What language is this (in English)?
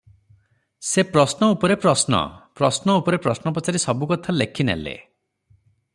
Odia